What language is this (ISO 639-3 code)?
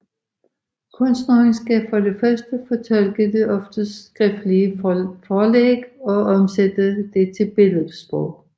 dan